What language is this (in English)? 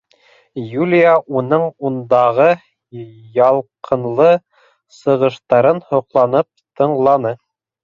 Bashkir